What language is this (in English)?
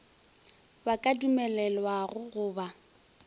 Northern Sotho